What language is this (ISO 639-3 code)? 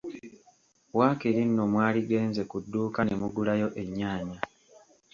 lug